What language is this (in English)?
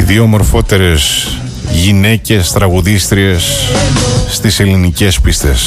Greek